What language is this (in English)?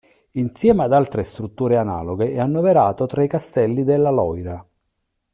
Italian